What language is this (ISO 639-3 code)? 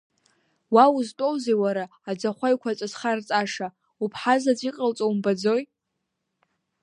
abk